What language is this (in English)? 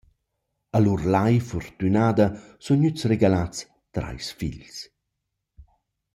Romansh